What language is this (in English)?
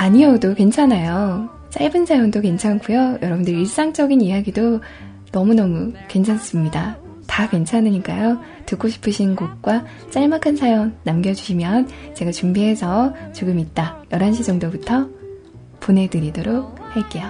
Korean